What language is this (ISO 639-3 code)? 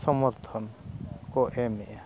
sat